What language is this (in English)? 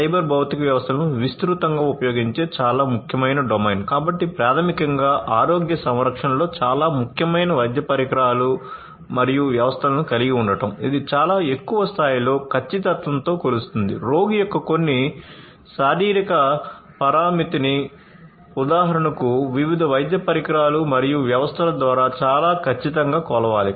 Telugu